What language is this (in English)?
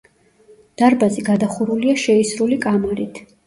Georgian